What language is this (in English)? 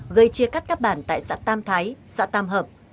Vietnamese